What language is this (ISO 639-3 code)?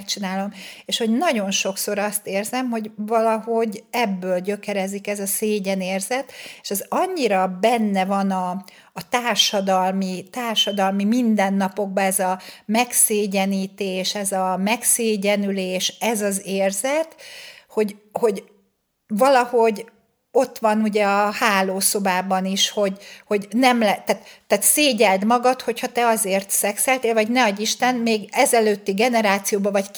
hun